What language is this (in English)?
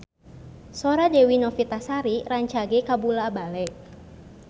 Sundanese